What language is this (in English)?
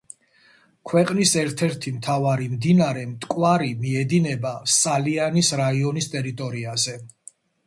Georgian